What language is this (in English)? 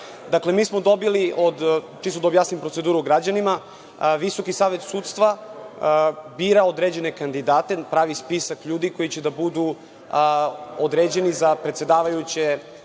Serbian